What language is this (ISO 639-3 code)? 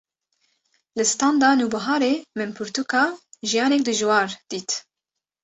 kur